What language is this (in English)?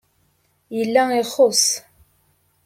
Kabyle